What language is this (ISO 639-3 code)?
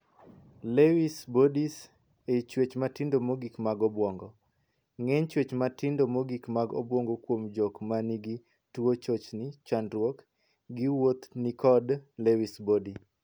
luo